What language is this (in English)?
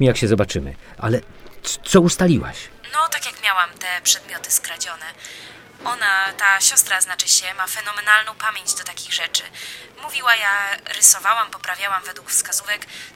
Polish